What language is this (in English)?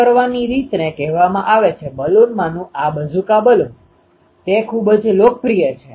Gujarati